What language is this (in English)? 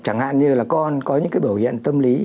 Vietnamese